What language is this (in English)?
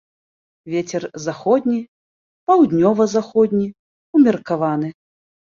Belarusian